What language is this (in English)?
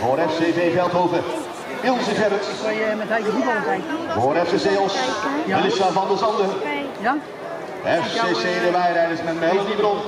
Dutch